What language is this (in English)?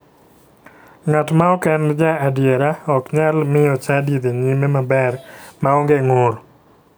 Luo (Kenya and Tanzania)